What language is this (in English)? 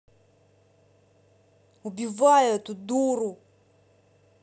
Russian